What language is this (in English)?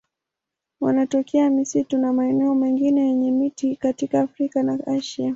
Swahili